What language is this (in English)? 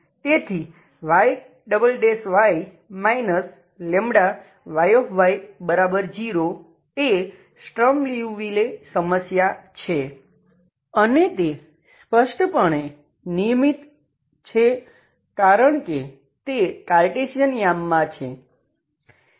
Gujarati